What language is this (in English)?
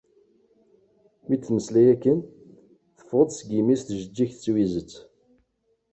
Kabyle